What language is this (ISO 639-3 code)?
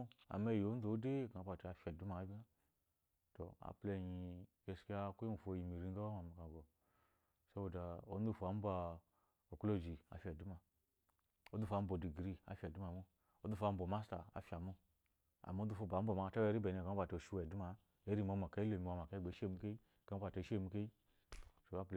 afo